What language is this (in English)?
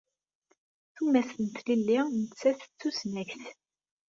Kabyle